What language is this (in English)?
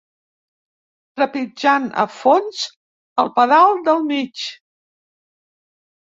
Catalan